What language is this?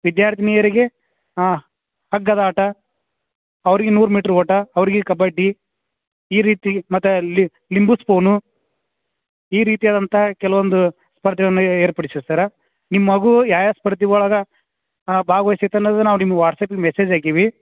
Kannada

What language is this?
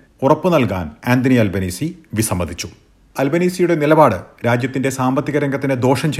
Malayalam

